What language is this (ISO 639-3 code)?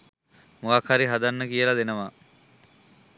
sin